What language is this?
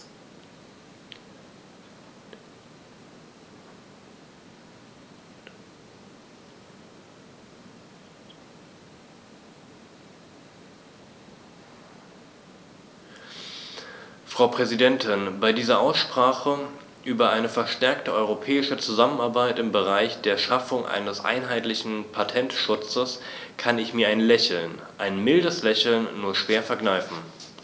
German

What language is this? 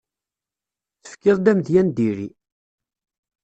Kabyle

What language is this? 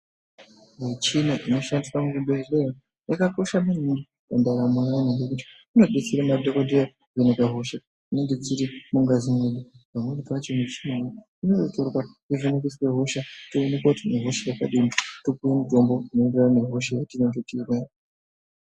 Ndau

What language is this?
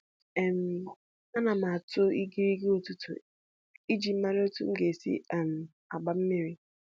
Igbo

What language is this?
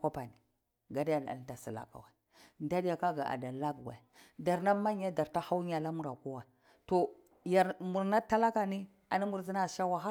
Cibak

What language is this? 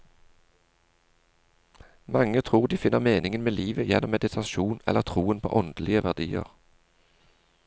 Norwegian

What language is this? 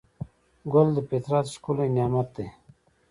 Pashto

